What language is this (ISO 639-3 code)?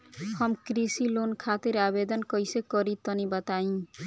bho